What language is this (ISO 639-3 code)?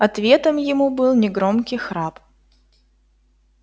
rus